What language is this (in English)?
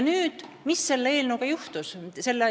Estonian